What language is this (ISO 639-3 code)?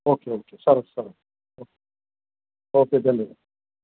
guj